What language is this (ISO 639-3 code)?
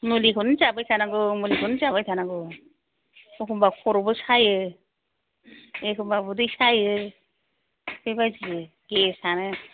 brx